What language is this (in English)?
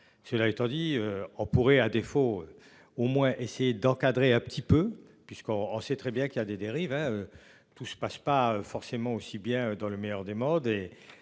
French